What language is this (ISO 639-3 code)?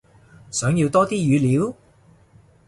yue